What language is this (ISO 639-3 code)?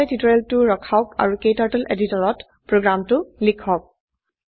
asm